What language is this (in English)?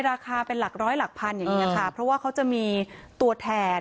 Thai